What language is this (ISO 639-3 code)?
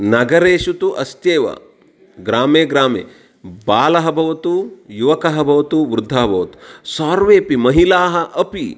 san